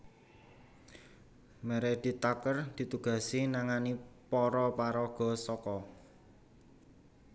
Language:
Javanese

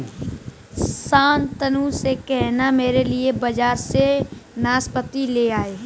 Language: Hindi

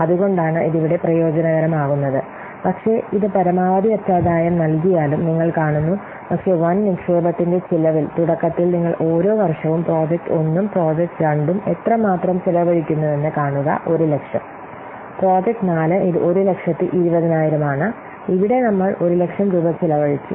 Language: Malayalam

